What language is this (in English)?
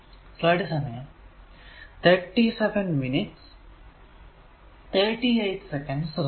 Malayalam